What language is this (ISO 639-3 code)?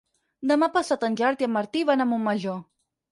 cat